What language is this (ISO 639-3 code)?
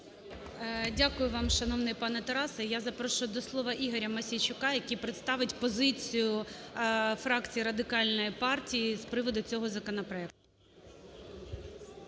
ukr